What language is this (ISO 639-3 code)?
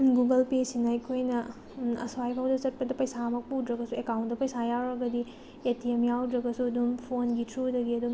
mni